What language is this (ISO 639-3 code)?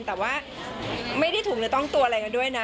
tha